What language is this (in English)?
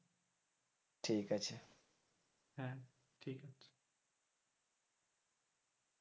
Bangla